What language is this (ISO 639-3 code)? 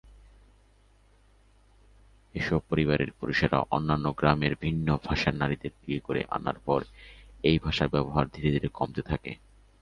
ben